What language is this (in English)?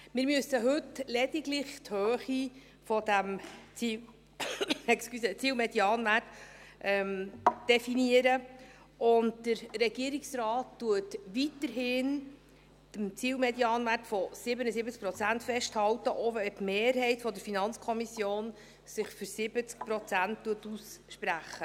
Swiss German